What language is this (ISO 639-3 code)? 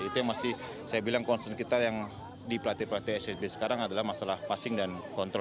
ind